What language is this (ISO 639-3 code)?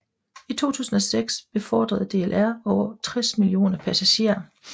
dan